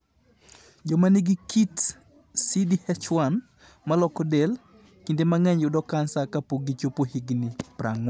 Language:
Luo (Kenya and Tanzania)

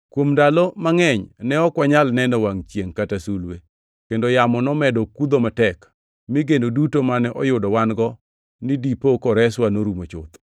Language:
Luo (Kenya and Tanzania)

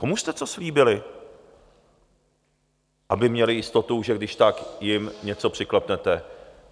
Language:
Czech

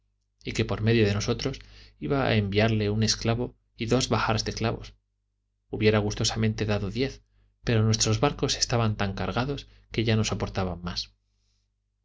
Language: Spanish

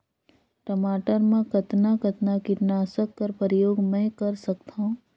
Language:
Chhattisgarhi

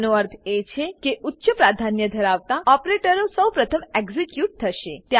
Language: Gujarati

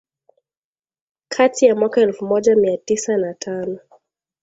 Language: Swahili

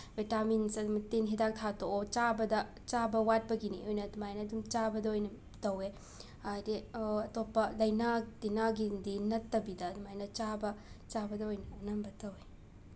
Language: Manipuri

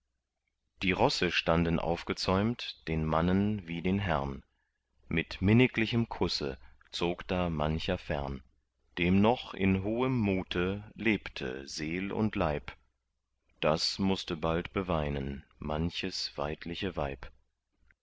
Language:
German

